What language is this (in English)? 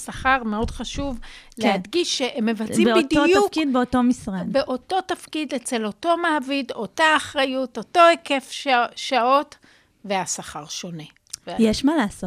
Hebrew